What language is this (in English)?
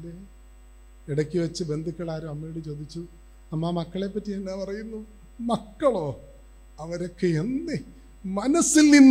Malayalam